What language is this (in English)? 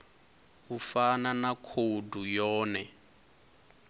Venda